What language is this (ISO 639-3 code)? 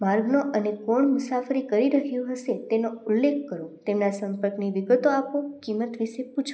guj